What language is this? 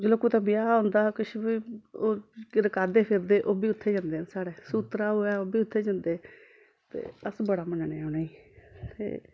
Dogri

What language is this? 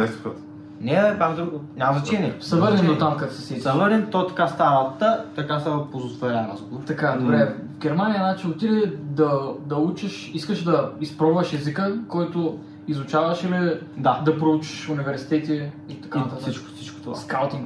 Bulgarian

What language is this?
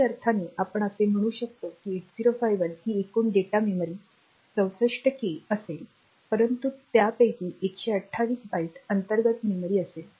Marathi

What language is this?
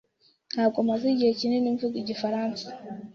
Kinyarwanda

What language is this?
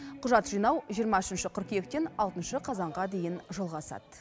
Kazakh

